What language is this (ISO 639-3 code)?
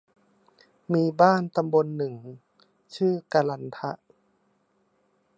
tha